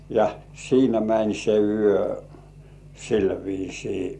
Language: Finnish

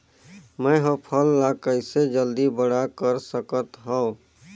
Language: Chhattisgarhi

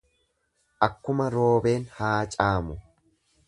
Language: Oromo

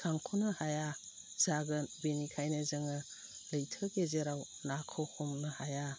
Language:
Bodo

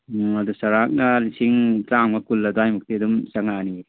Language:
Manipuri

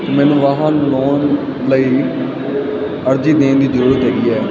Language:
Punjabi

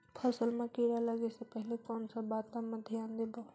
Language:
Chhattisgarhi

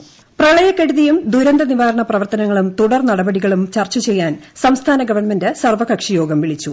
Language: Malayalam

